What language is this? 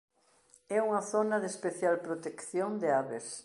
Galician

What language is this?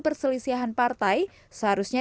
Indonesian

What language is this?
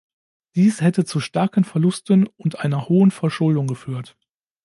German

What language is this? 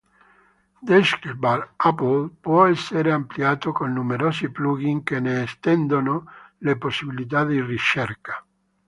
Italian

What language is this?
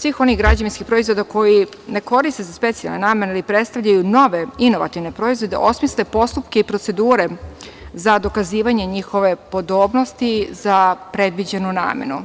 Serbian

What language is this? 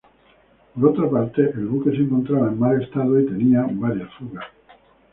Spanish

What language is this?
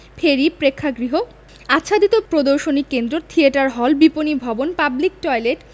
Bangla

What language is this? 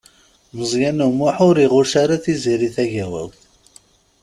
Kabyle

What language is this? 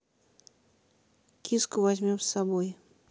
Russian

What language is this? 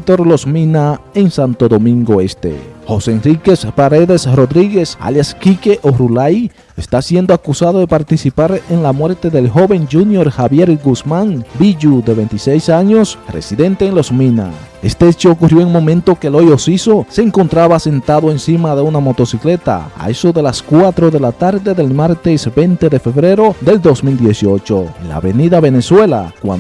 Spanish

